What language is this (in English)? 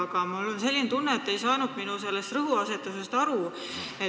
Estonian